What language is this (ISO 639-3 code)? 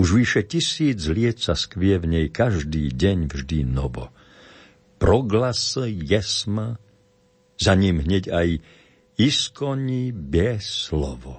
slk